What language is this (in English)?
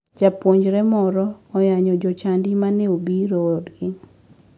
Luo (Kenya and Tanzania)